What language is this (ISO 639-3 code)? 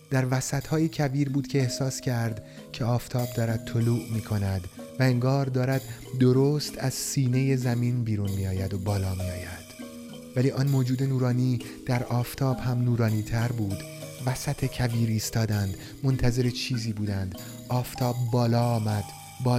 fas